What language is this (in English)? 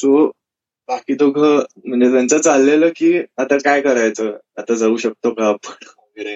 Marathi